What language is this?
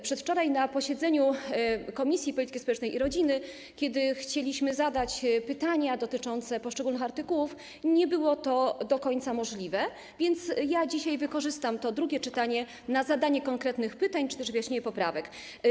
Polish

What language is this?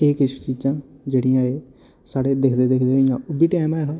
Dogri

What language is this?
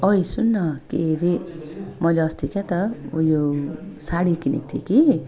Nepali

